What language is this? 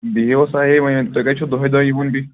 Kashmiri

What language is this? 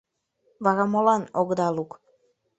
Mari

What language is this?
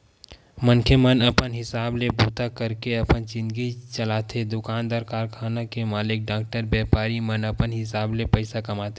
Chhattisgarhi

